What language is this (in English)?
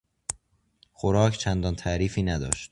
Persian